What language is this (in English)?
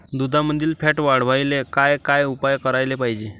Marathi